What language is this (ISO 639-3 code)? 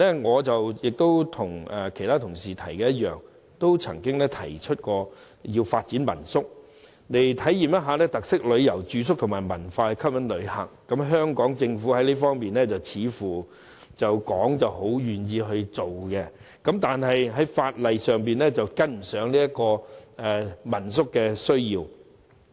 yue